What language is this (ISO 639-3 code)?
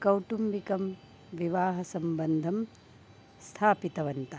san